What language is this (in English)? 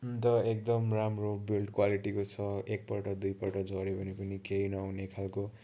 Nepali